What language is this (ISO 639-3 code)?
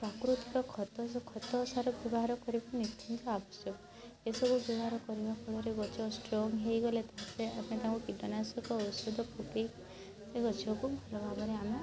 ori